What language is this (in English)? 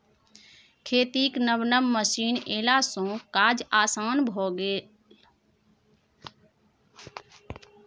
Maithili